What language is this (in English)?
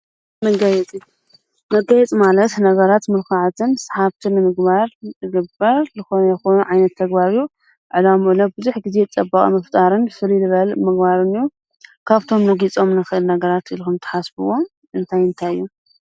Tigrinya